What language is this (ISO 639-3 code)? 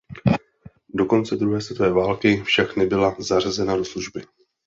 ces